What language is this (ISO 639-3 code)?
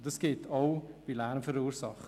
gsw